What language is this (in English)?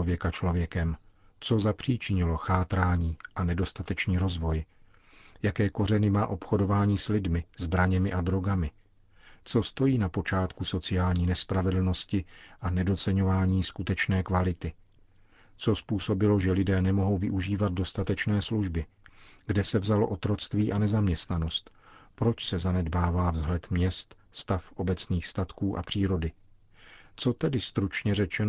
Czech